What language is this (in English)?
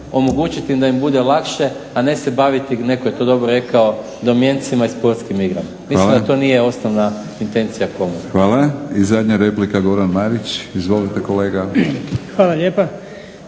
Croatian